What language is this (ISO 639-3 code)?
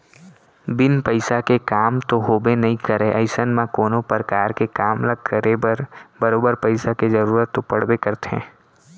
hne